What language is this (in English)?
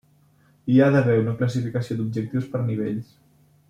Catalan